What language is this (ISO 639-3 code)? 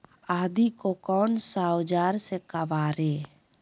mag